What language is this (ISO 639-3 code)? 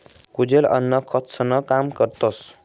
mar